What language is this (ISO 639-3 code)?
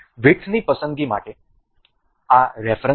guj